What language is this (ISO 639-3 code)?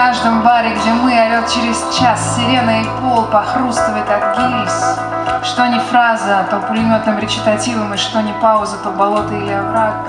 rus